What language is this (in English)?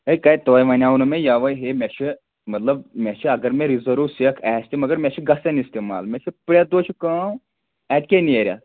Kashmiri